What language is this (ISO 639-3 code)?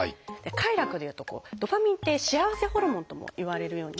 jpn